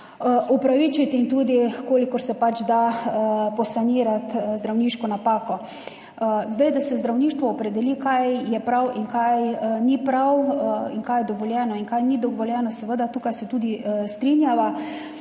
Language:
Slovenian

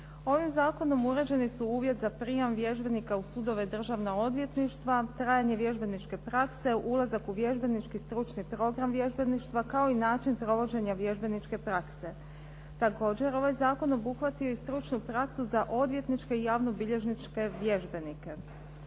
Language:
Croatian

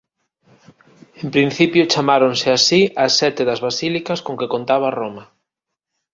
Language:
Galician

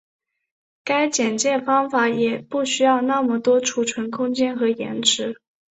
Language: Chinese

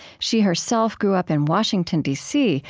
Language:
English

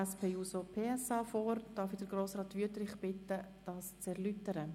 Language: Swiss German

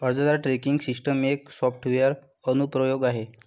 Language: Marathi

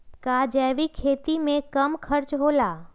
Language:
Magahi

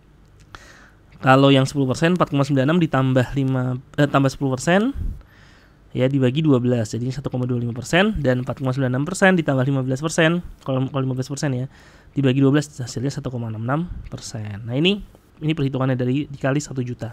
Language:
Indonesian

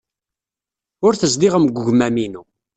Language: Kabyle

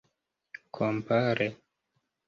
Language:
Esperanto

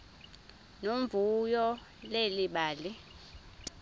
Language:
Xhosa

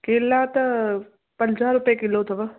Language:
Sindhi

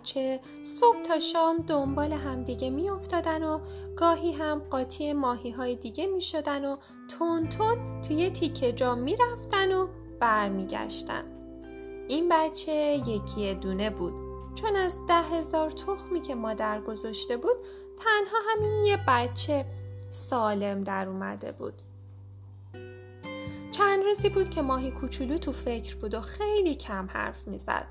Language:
Persian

